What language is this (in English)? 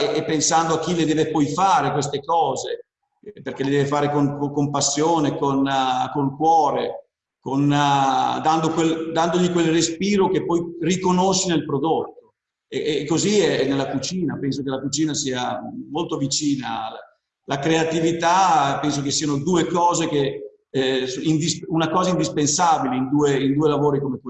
Italian